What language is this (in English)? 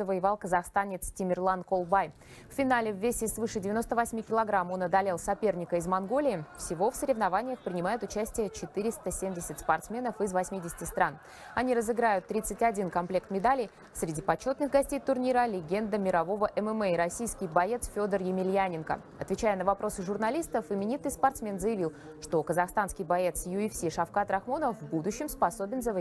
Russian